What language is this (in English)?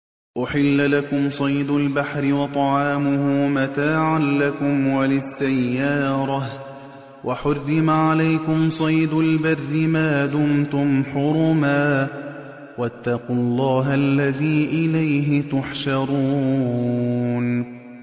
Arabic